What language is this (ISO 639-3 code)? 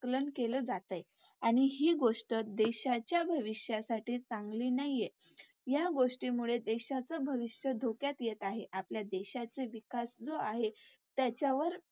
mar